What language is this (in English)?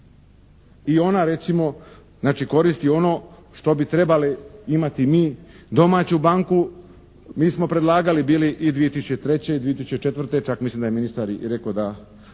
Croatian